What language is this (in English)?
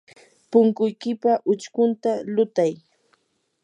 Yanahuanca Pasco Quechua